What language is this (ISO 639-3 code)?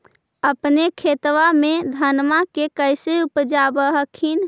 mag